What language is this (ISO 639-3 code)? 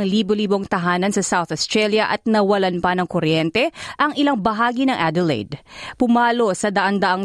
fil